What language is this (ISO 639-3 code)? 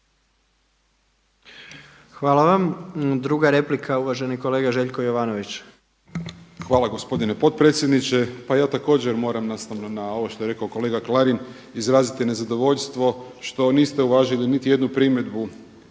hrv